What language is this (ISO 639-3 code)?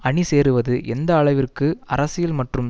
tam